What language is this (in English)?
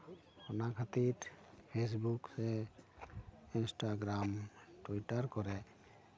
Santali